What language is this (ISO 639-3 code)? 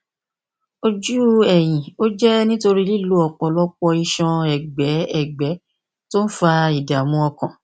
yor